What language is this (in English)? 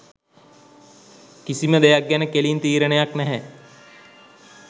Sinhala